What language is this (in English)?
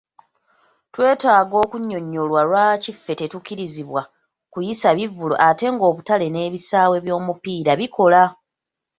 Ganda